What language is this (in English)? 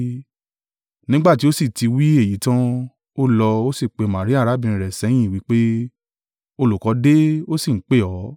Yoruba